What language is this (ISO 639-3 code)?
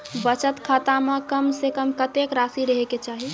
mai